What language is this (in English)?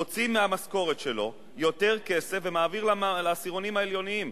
Hebrew